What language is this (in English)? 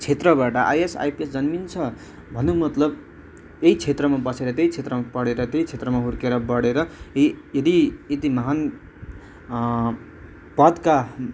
Nepali